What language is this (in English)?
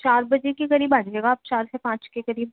Urdu